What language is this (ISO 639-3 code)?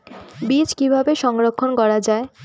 ben